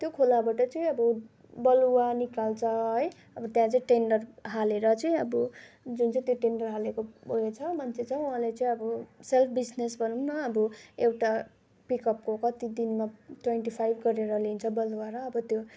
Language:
Nepali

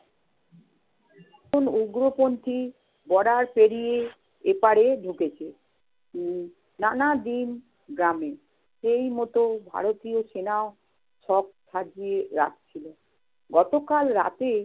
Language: Bangla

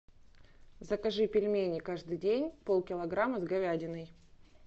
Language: Russian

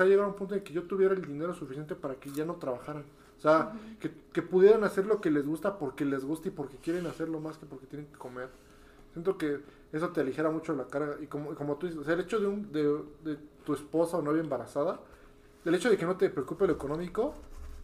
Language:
Spanish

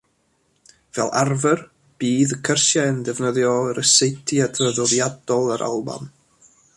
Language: Welsh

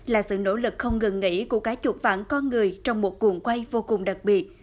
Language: Vietnamese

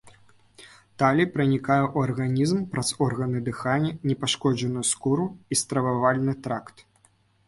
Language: Belarusian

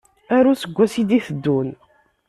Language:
Kabyle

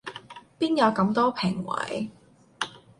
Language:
Cantonese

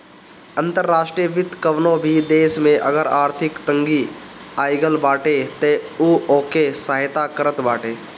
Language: Bhojpuri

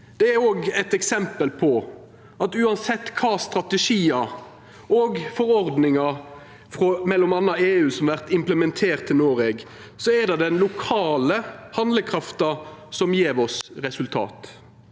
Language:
Norwegian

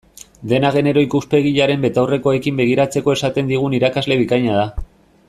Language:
Basque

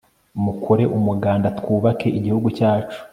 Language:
Kinyarwanda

